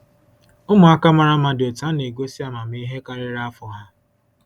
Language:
Igbo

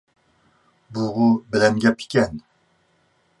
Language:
Uyghur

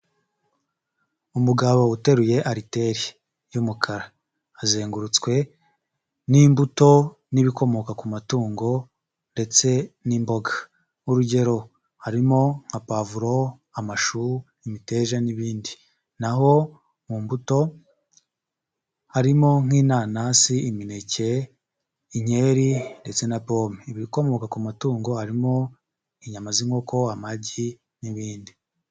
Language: Kinyarwanda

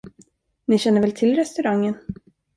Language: Swedish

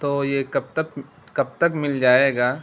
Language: Urdu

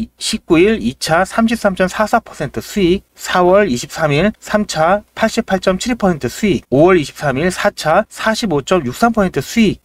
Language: Korean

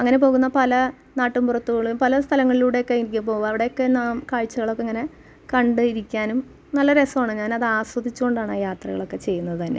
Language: Malayalam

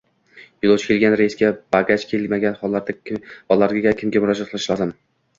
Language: Uzbek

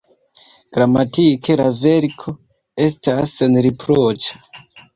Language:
Esperanto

